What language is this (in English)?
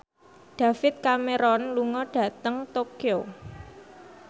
Javanese